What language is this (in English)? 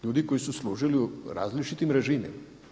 Croatian